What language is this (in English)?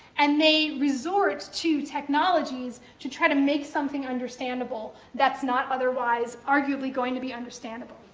English